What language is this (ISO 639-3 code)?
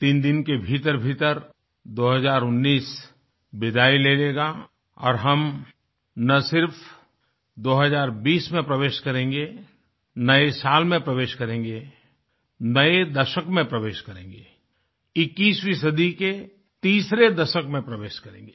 hin